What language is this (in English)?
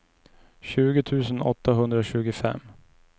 Swedish